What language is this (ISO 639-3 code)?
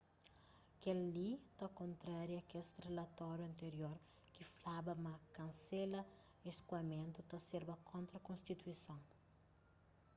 kea